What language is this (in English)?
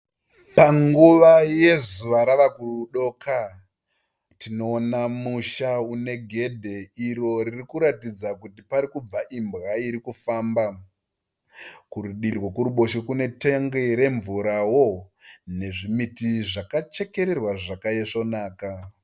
Shona